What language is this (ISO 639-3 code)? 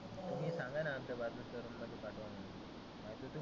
mar